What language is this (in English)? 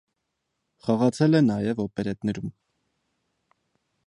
Armenian